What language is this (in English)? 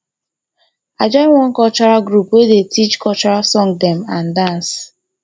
Nigerian Pidgin